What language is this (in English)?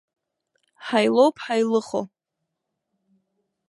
Abkhazian